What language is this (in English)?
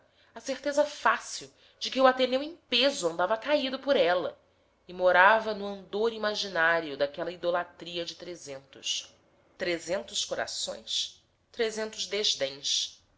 Portuguese